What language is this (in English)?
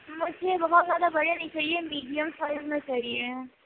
Urdu